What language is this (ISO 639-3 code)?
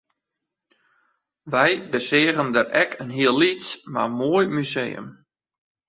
fry